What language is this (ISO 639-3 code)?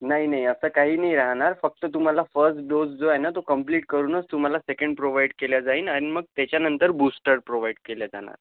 mar